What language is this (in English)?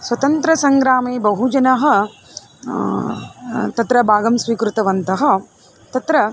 Sanskrit